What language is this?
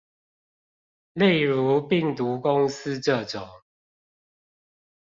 Chinese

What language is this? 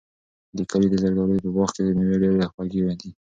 Pashto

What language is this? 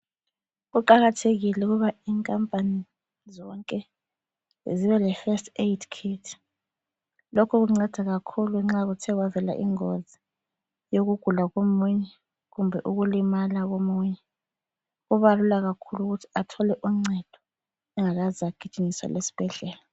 North Ndebele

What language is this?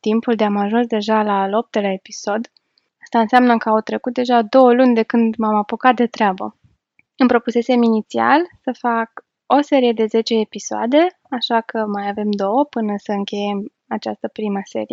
Romanian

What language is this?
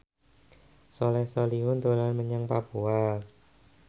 Javanese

